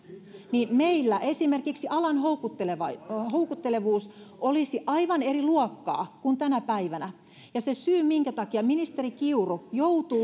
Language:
Finnish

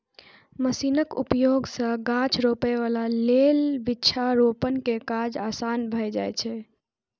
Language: Maithili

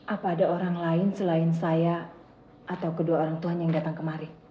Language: Indonesian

